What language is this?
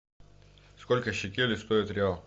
Russian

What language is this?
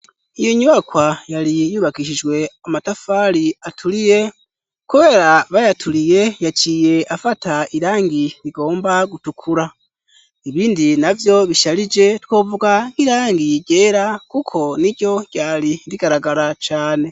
Rundi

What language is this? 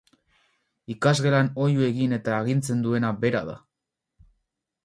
Basque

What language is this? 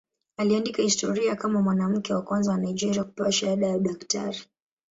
Swahili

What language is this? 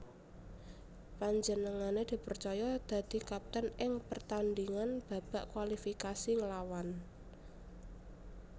Javanese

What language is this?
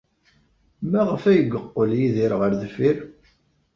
Kabyle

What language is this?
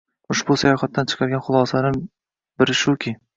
Uzbek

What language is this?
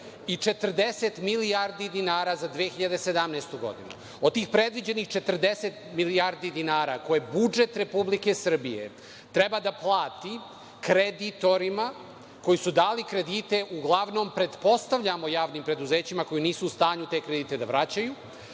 Serbian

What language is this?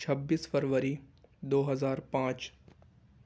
Urdu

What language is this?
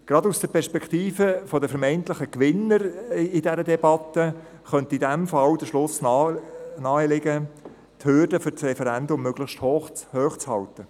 Swiss German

